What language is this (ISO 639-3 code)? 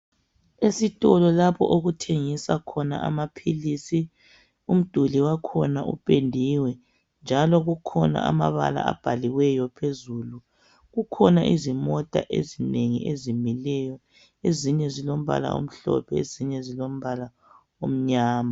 nde